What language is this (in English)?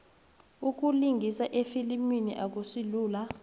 South Ndebele